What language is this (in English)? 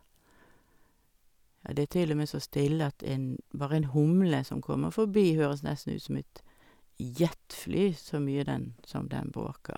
Norwegian